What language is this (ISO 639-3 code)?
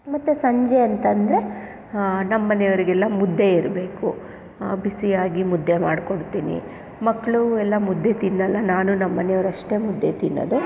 kan